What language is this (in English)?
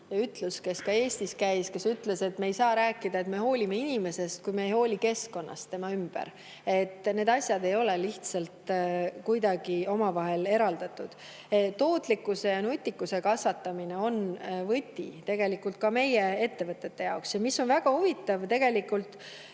Estonian